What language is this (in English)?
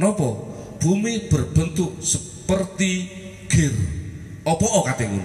Indonesian